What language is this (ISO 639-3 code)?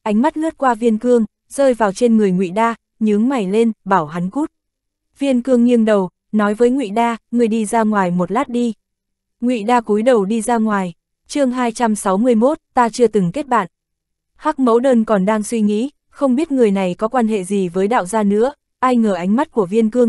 vie